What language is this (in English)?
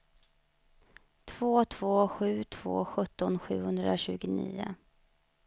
Swedish